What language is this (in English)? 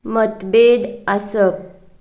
Konkani